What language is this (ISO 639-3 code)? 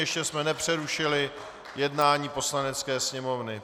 ces